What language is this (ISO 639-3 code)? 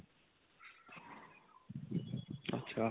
pan